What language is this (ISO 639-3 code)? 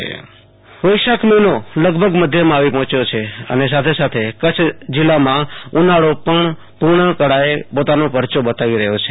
guj